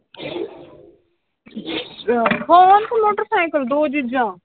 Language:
Punjabi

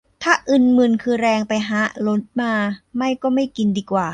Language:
Thai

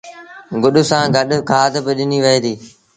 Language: Sindhi Bhil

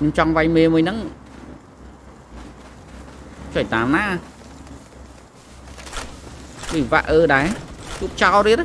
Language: Vietnamese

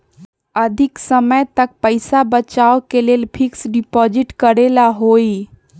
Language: Magahi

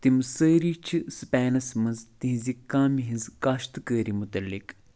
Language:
Kashmiri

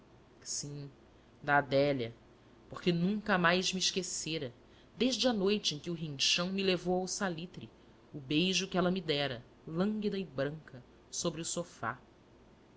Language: Portuguese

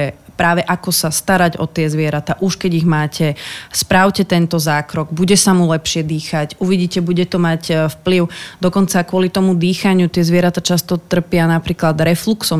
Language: Slovak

